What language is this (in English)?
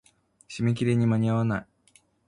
Japanese